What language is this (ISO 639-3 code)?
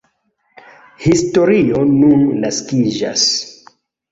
epo